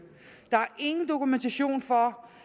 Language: Danish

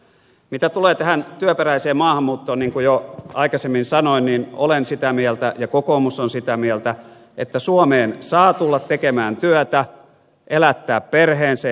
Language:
Finnish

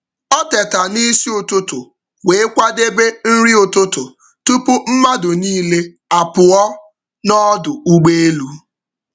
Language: Igbo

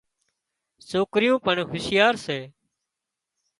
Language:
Wadiyara Koli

